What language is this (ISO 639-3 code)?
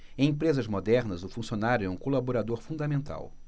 por